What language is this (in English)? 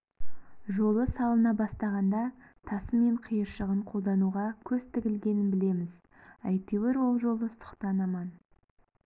Kazakh